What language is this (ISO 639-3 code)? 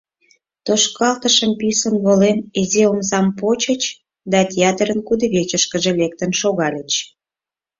chm